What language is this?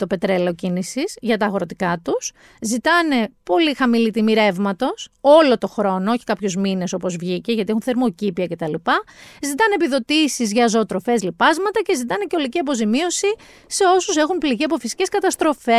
Greek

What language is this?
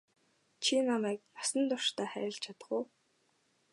Mongolian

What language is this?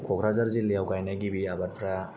Bodo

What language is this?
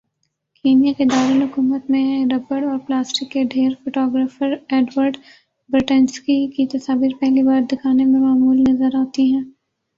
Urdu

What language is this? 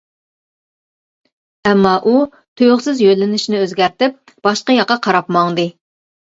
Uyghur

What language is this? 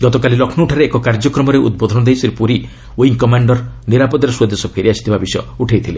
Odia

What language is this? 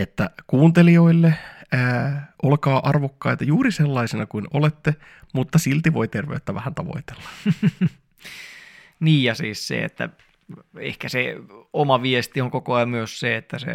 Finnish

